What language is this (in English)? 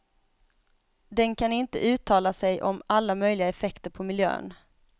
Swedish